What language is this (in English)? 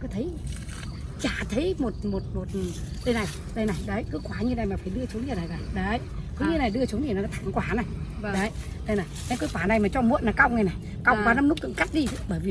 Vietnamese